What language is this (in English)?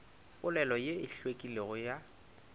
Northern Sotho